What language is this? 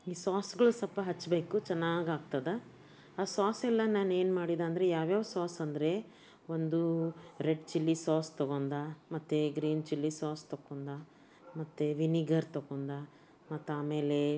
Kannada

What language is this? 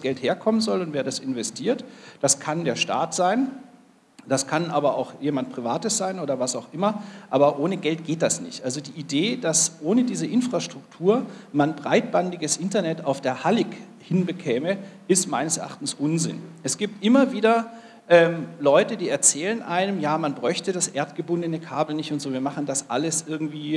German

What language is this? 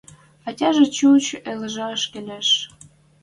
Western Mari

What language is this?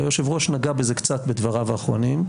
Hebrew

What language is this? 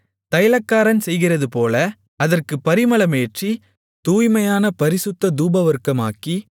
Tamil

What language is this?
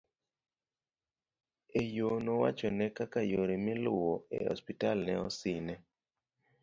Luo (Kenya and Tanzania)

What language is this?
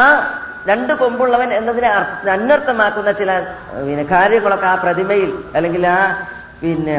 Malayalam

